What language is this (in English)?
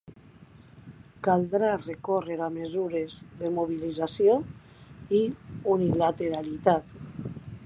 Catalan